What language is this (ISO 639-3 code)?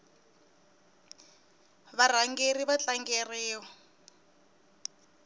tso